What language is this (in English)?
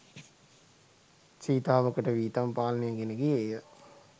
Sinhala